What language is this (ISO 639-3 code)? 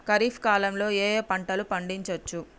tel